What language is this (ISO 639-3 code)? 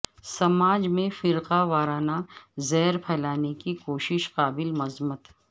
urd